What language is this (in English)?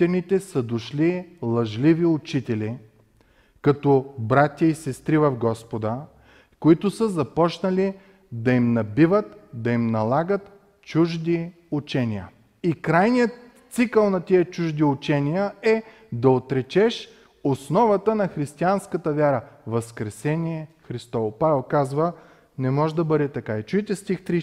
Bulgarian